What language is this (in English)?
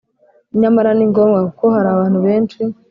Kinyarwanda